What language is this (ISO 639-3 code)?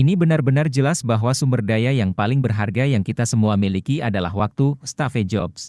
ind